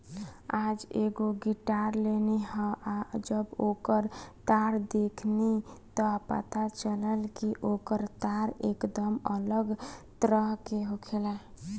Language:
Bhojpuri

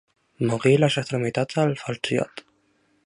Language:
Catalan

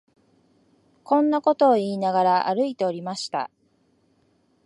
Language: Japanese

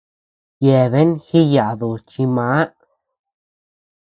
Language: Tepeuxila Cuicatec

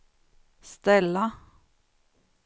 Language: Swedish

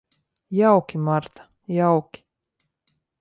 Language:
Latvian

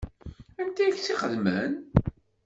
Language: Kabyle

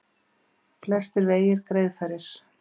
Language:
Icelandic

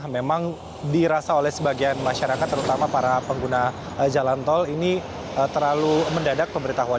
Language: Indonesian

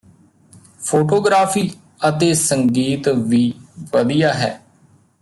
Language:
Punjabi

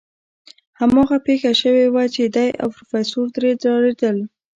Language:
Pashto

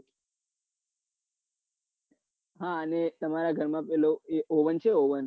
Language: Gujarati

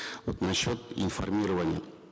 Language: Kazakh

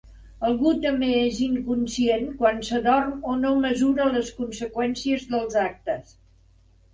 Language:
Catalan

